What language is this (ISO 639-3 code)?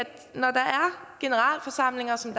dan